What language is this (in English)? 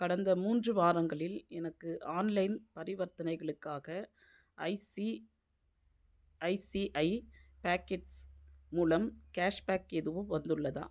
Tamil